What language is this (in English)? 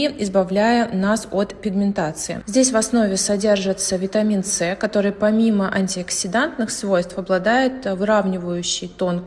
Russian